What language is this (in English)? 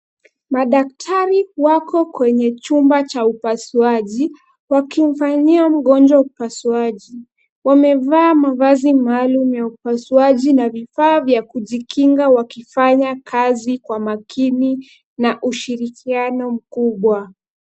Swahili